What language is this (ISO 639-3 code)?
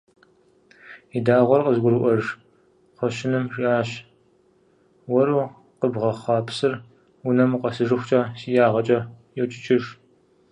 kbd